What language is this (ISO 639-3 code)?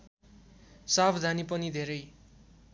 nep